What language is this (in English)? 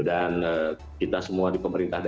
Indonesian